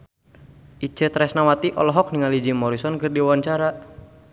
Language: Sundanese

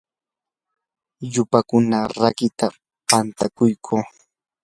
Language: Yanahuanca Pasco Quechua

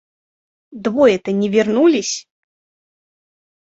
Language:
Russian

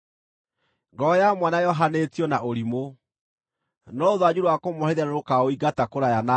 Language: Kikuyu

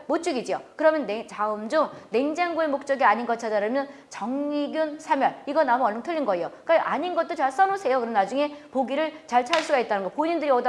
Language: Korean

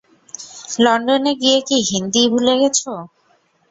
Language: Bangla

